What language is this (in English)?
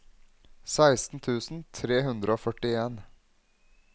Norwegian